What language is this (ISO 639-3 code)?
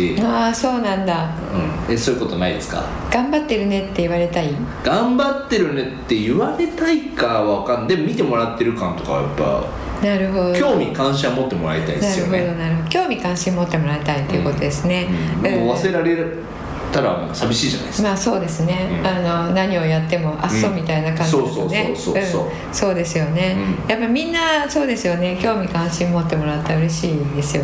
jpn